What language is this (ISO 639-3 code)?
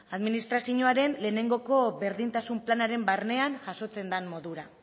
eus